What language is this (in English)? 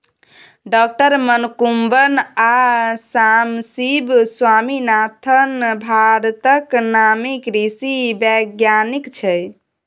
Maithili